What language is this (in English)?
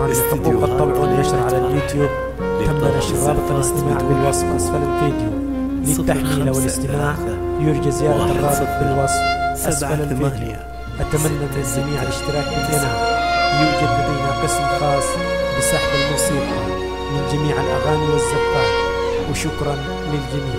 Arabic